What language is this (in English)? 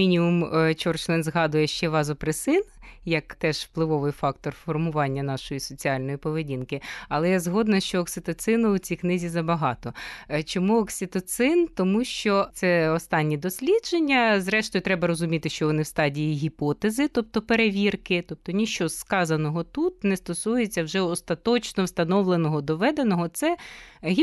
Ukrainian